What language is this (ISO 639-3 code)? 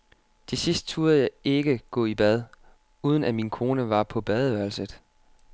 dan